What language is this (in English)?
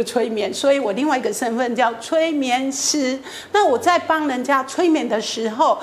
Chinese